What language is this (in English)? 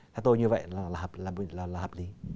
Vietnamese